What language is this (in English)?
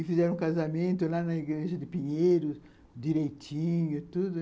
Portuguese